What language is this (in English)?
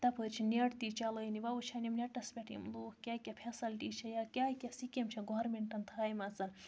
Kashmiri